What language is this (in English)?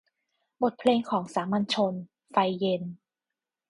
Thai